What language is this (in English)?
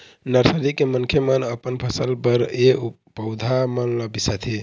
Chhattisgarhi